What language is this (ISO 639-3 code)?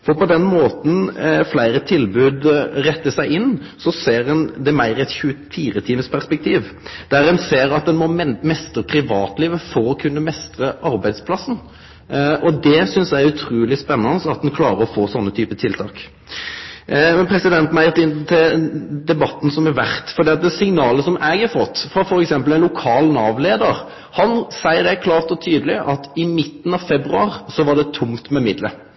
nno